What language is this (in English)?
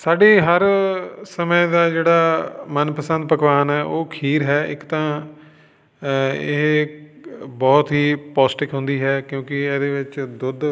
Punjabi